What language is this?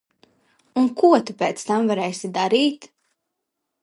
Latvian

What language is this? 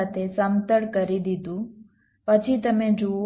Gujarati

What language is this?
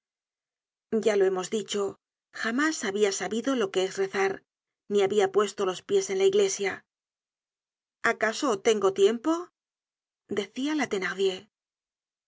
Spanish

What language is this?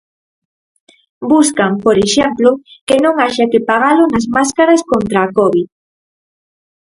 Galician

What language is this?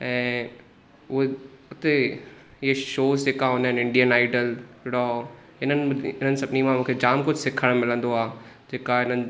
Sindhi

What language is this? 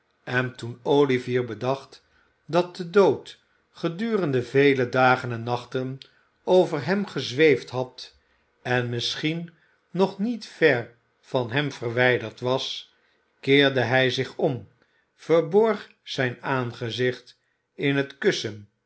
Dutch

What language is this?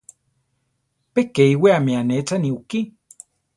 Central Tarahumara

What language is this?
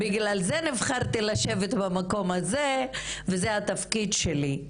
Hebrew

